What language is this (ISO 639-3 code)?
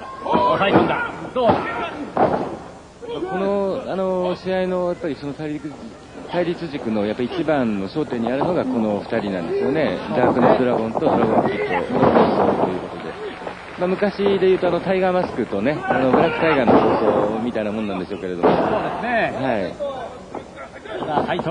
jpn